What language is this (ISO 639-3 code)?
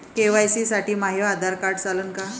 mar